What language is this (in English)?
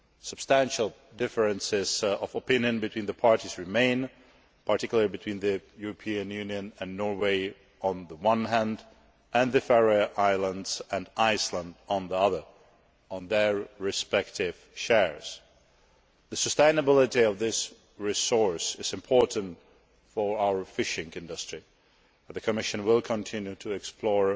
English